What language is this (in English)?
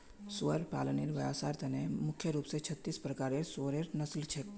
Magahi